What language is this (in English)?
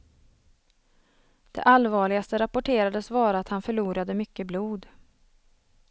Swedish